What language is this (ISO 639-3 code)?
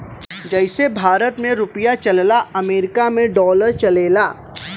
bho